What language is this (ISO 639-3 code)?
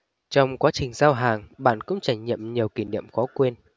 vie